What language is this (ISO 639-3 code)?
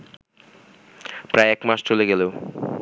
ben